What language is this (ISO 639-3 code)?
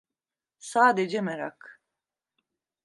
tur